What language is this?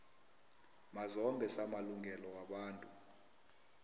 South Ndebele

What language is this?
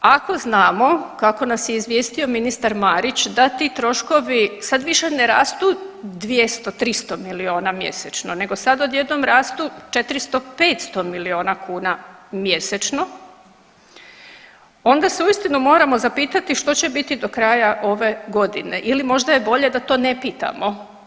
Croatian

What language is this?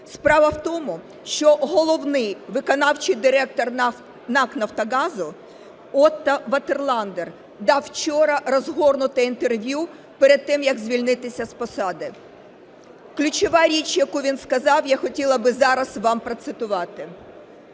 Ukrainian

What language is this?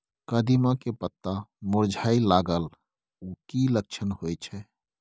Maithili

